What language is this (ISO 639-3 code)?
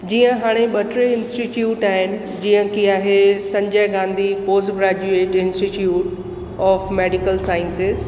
snd